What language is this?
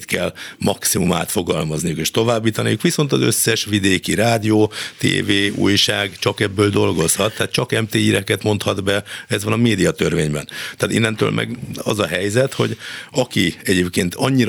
Hungarian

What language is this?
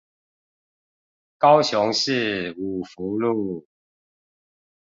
Chinese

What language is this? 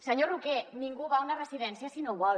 Catalan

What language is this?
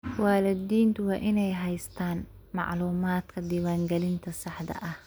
Somali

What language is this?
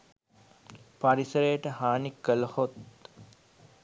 Sinhala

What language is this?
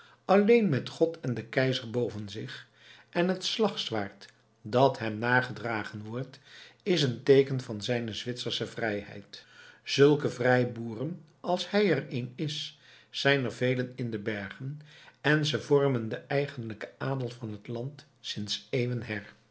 Dutch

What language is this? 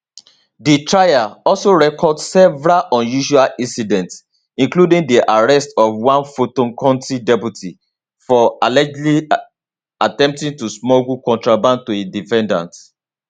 Nigerian Pidgin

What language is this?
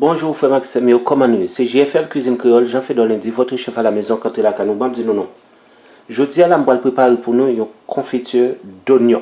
French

